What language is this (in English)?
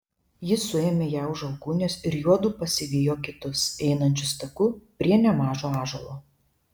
Lithuanian